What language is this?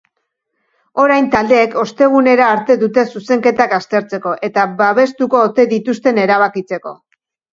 Basque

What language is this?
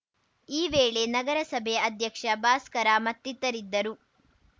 Kannada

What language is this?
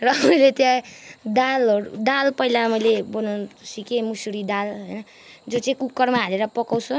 Nepali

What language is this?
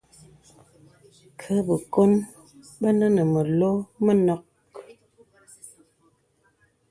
Bebele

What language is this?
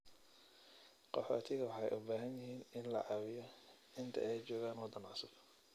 Somali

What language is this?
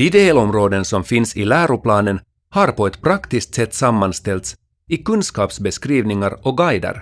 Swedish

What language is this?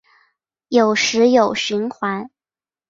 Chinese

